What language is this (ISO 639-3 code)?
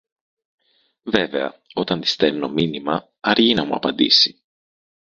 ell